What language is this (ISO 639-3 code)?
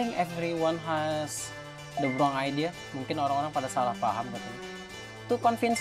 ind